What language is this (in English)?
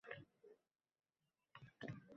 Uzbek